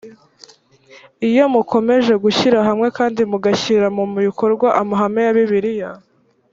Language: Kinyarwanda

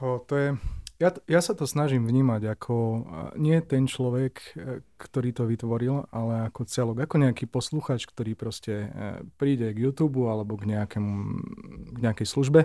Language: Slovak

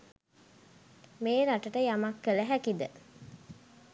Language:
Sinhala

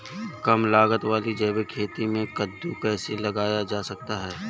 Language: Hindi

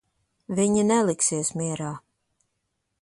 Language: Latvian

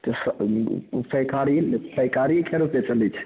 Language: Maithili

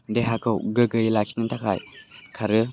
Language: Bodo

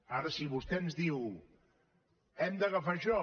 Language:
Catalan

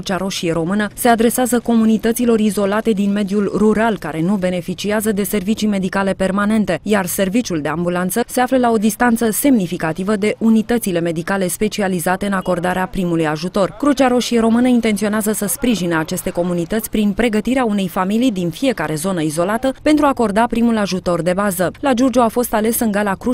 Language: Romanian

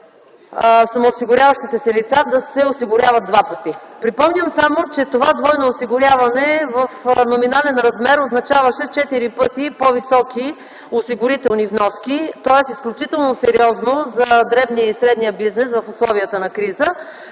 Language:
Bulgarian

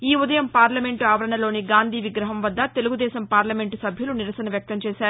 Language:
Telugu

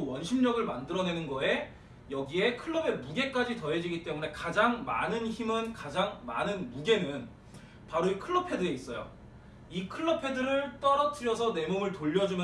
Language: Korean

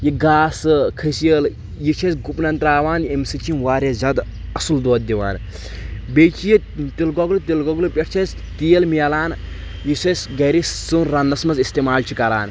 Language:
Kashmiri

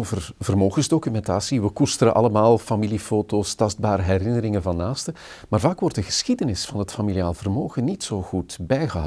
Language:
Dutch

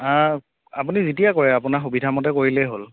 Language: Assamese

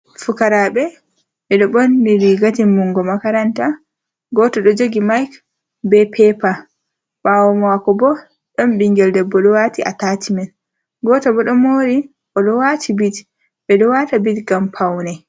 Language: Fula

